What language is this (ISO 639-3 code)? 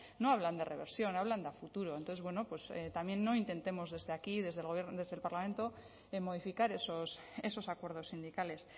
spa